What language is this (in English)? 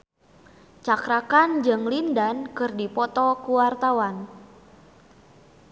Sundanese